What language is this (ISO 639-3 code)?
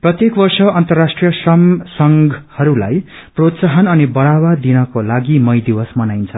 nep